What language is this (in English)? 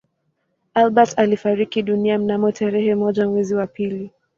Swahili